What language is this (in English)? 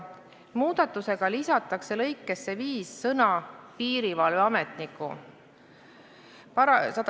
Estonian